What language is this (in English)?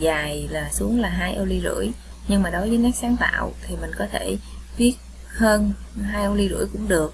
Vietnamese